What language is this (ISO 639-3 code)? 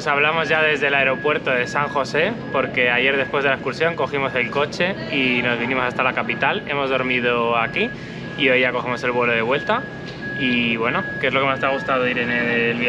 spa